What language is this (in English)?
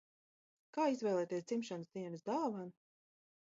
Latvian